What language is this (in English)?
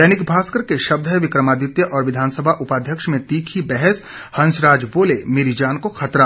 Hindi